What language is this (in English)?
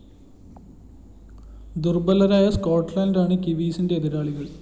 Malayalam